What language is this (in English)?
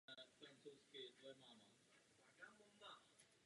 Czech